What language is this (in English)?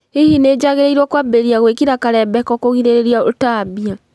Kikuyu